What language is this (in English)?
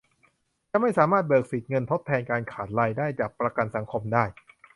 Thai